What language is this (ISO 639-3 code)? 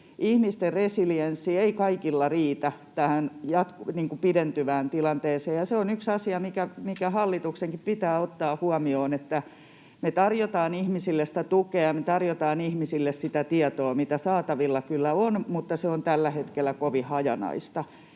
fin